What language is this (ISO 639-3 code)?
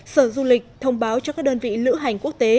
vie